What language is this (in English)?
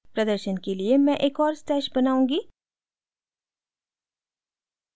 Hindi